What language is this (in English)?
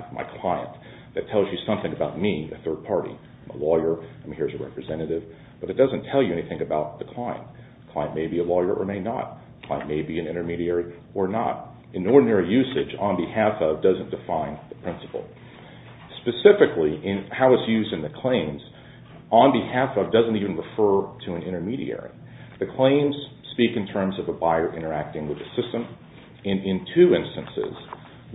English